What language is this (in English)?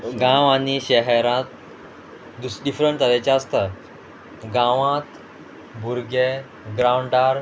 Konkani